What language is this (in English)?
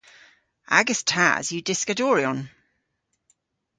Cornish